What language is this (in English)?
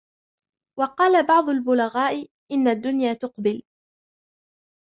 Arabic